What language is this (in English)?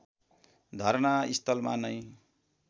Nepali